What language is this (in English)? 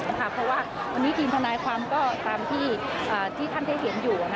Thai